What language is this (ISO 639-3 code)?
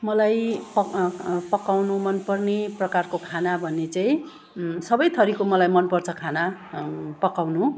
nep